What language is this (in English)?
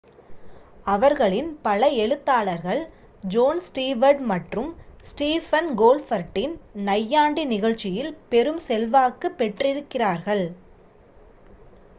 Tamil